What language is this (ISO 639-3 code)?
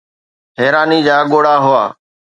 snd